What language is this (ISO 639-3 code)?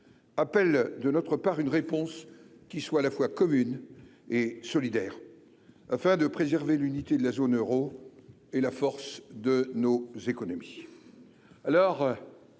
fra